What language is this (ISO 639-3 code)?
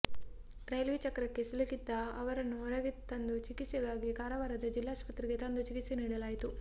kan